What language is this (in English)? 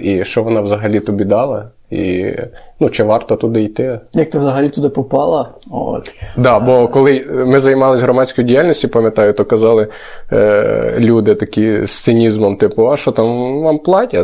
Ukrainian